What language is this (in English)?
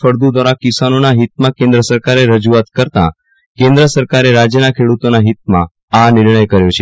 Gujarati